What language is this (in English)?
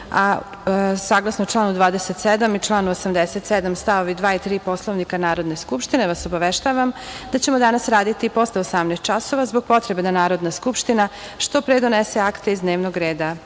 Serbian